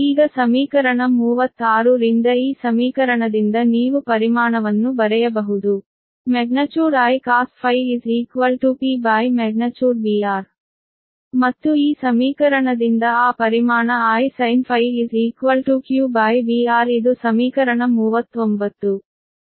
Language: Kannada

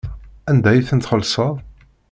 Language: Kabyle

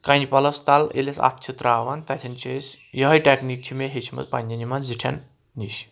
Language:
Kashmiri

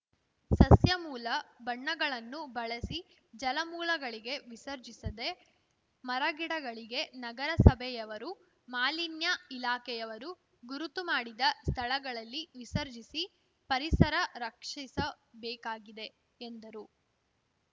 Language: Kannada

